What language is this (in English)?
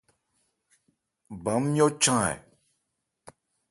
Ebrié